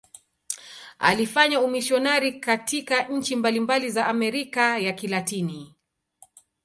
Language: Swahili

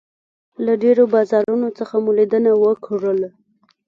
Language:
Pashto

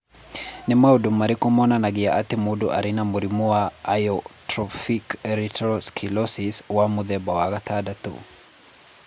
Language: Kikuyu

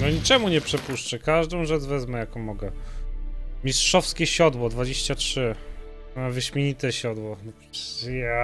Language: Polish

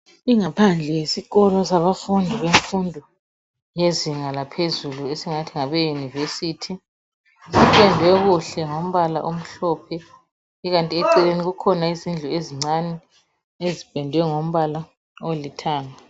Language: North Ndebele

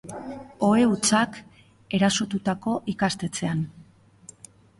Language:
Basque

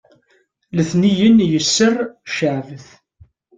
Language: Kabyle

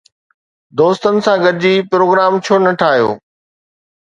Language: Sindhi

